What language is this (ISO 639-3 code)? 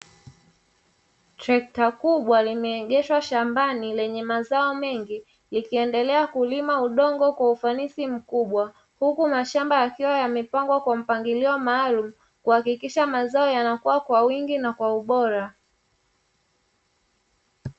swa